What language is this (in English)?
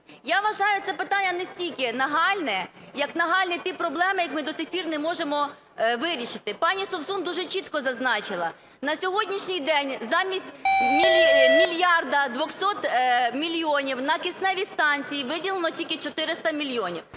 Ukrainian